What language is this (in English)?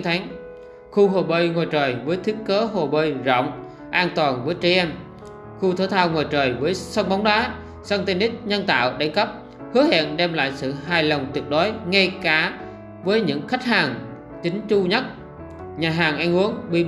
Vietnamese